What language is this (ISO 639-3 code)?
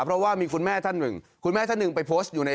tha